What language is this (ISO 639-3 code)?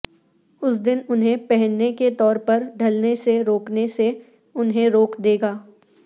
urd